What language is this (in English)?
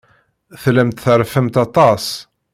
Kabyle